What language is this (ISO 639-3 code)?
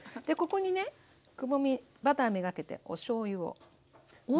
jpn